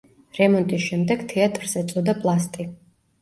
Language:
Georgian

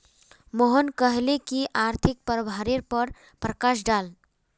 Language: Magahi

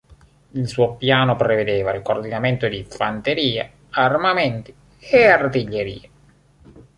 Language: Italian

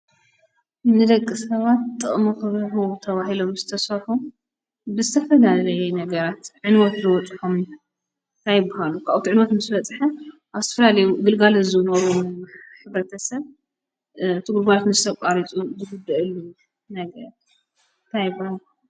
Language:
Tigrinya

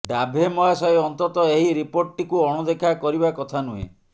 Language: Odia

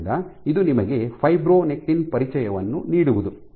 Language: Kannada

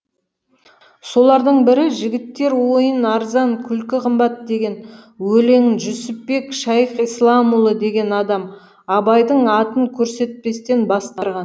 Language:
Kazakh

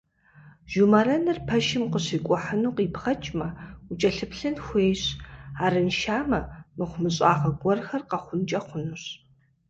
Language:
Kabardian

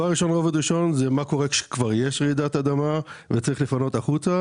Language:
Hebrew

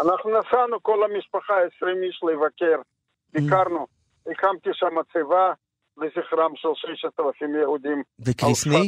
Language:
Hebrew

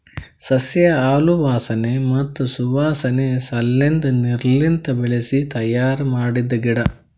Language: Kannada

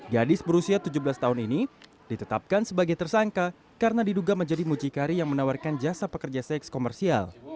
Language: Indonesian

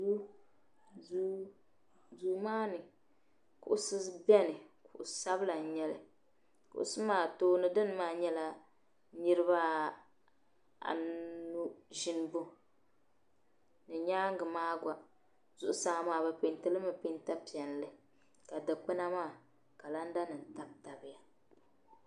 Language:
Dagbani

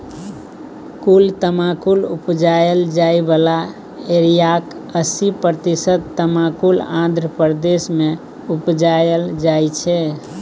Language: Maithili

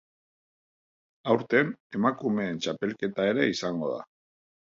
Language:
Basque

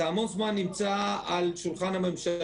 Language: Hebrew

